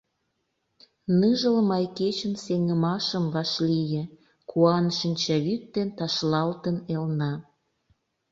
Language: Mari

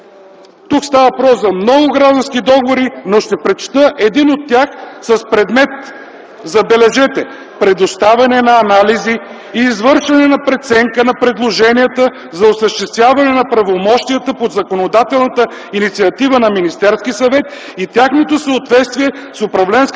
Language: Bulgarian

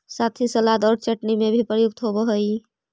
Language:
Magahi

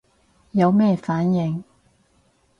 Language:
Cantonese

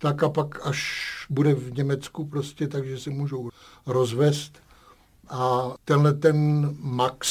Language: Czech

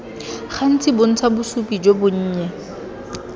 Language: Tswana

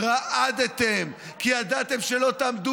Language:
Hebrew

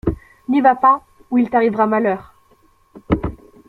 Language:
French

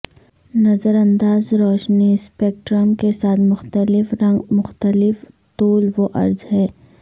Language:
Urdu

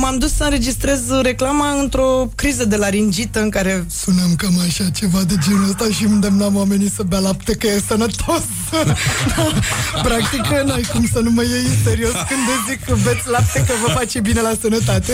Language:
Romanian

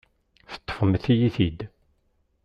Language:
Kabyle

